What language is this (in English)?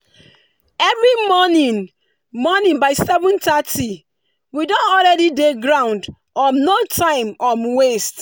Nigerian Pidgin